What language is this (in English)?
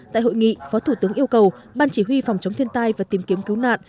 Vietnamese